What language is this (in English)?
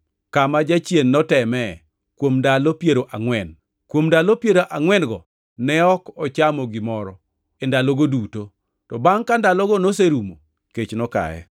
Luo (Kenya and Tanzania)